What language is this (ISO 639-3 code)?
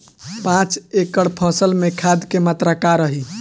bho